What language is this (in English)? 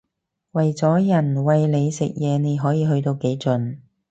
Cantonese